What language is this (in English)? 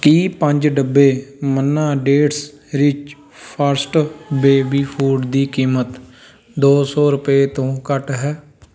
Punjabi